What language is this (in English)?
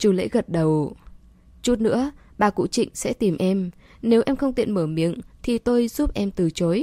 Vietnamese